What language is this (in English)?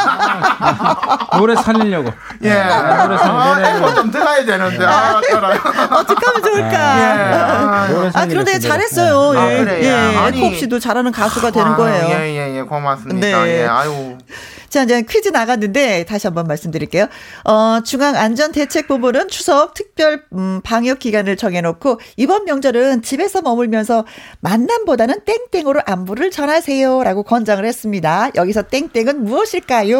Korean